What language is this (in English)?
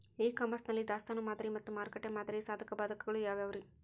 Kannada